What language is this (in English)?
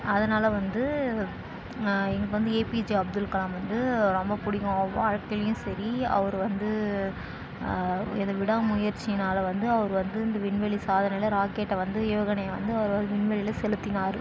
Tamil